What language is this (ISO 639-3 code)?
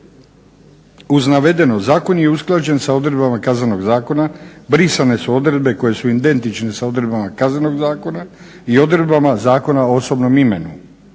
hrv